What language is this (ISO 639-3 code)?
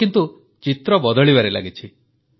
ori